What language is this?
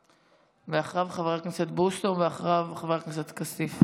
Hebrew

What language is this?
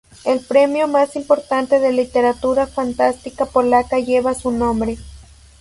Spanish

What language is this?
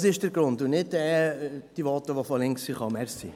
Swiss German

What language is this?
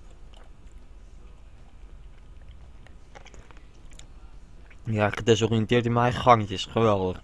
Dutch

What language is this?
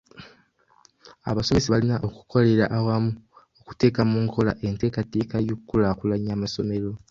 Ganda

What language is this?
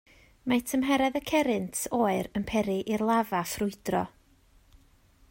Welsh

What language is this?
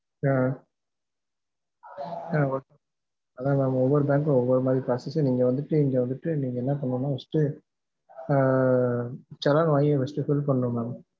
Tamil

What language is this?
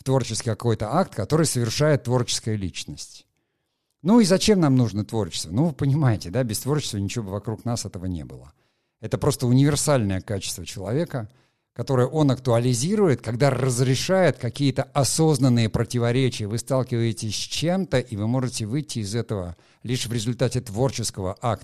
Russian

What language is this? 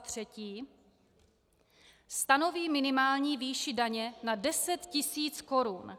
Czech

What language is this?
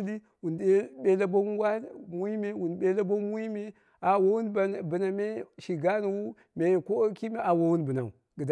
Dera (Nigeria)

